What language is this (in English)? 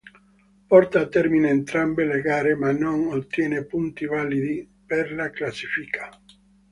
Italian